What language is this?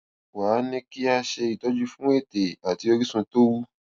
Yoruba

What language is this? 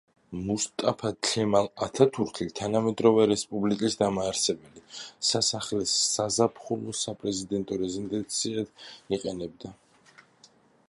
Georgian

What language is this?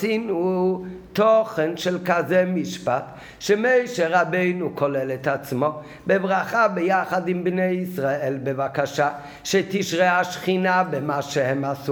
Hebrew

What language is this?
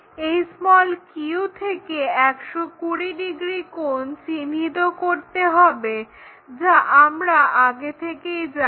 Bangla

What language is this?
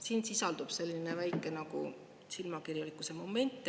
Estonian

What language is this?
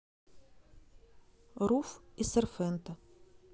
Russian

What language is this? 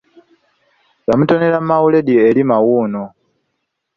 Ganda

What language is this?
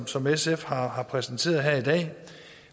Danish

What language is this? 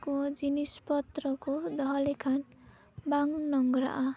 Santali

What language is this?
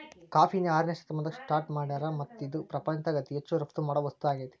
Kannada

